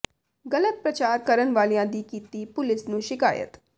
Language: Punjabi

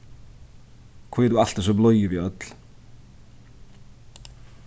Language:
Faroese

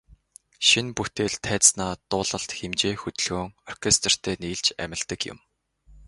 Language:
Mongolian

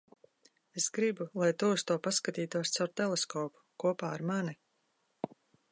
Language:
Latvian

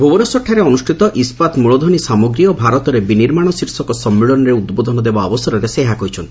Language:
Odia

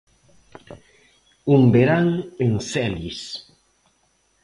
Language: Galician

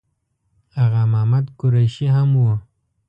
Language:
Pashto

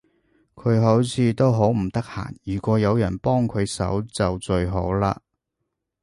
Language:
Cantonese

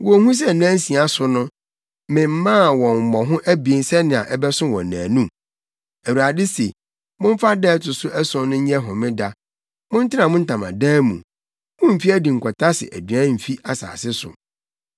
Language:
Akan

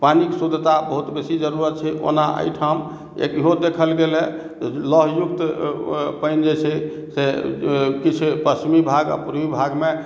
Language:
Maithili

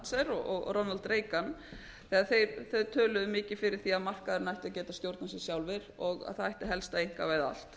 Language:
Icelandic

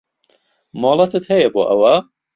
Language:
Central Kurdish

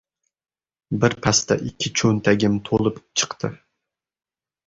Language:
Uzbek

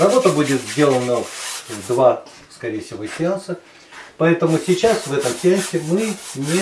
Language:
Russian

